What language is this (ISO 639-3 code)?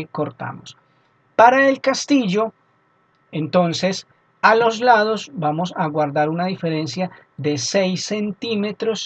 spa